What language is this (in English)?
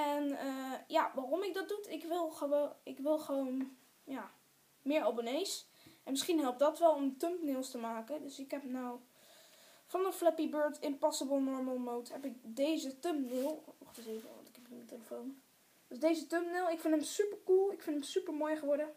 Dutch